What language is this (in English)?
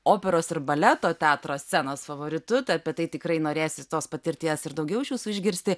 Lithuanian